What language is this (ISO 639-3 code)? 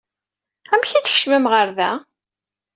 kab